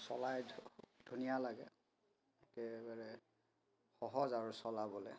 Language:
Assamese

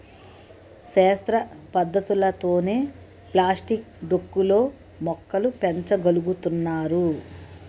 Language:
Telugu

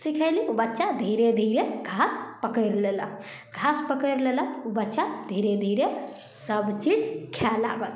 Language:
Maithili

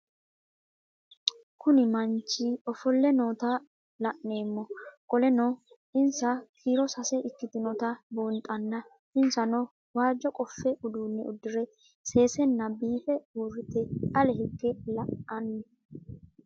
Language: Sidamo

